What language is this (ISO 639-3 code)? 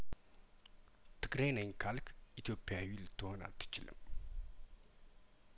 amh